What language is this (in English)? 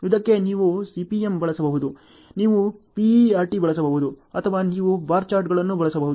Kannada